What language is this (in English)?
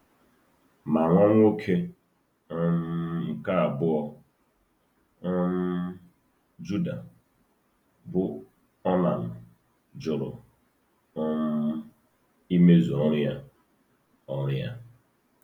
Igbo